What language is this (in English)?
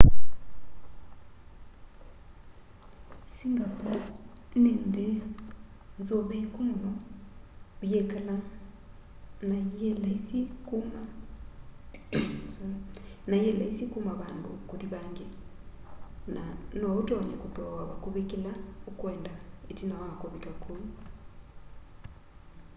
Kamba